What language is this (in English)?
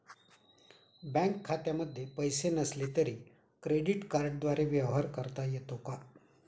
Marathi